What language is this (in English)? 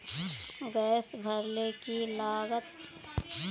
Magahi